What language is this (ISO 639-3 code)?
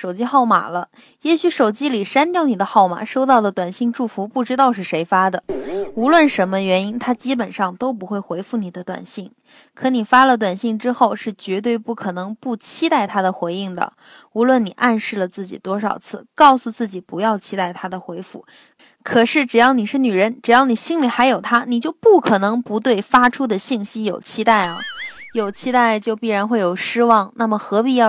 zho